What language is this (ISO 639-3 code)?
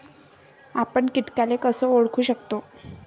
mar